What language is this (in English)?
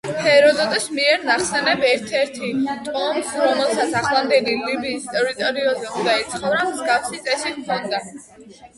Georgian